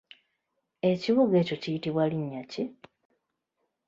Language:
Ganda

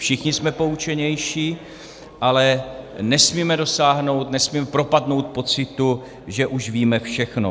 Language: Czech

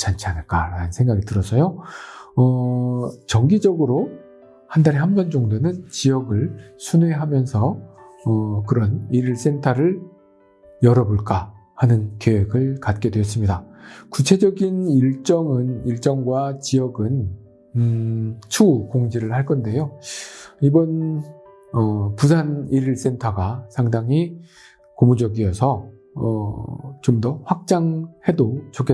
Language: Korean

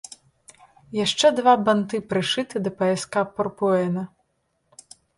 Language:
Belarusian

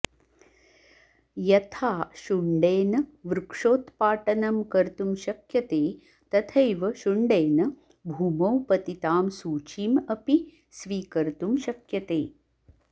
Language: Sanskrit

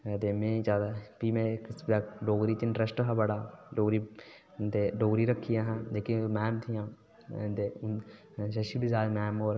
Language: Dogri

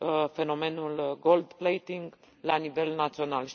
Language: Romanian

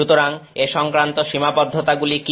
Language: Bangla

